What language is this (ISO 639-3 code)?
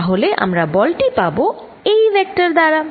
ben